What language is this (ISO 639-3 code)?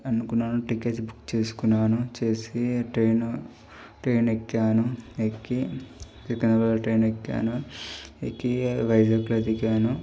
tel